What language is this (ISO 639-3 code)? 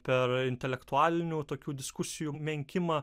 lit